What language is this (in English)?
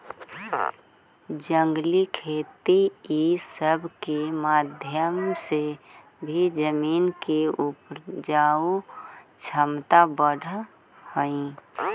Magahi